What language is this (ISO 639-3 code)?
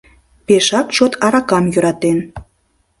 chm